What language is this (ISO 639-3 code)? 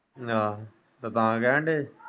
pan